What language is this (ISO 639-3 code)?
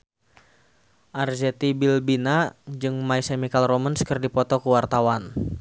sun